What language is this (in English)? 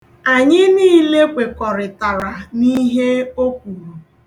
Igbo